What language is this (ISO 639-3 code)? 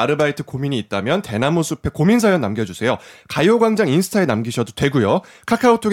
kor